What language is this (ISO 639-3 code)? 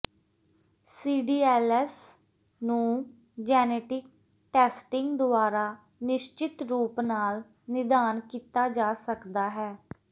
pan